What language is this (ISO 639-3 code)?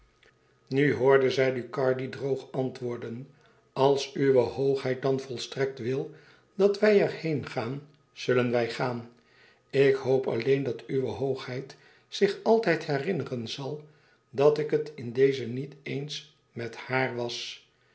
nld